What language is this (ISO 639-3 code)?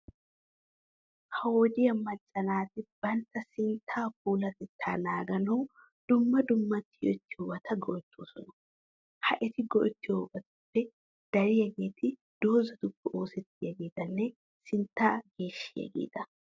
wal